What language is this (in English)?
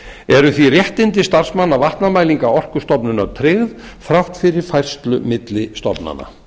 Icelandic